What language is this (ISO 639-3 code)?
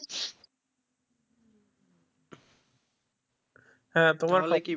ben